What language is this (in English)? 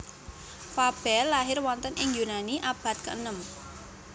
Javanese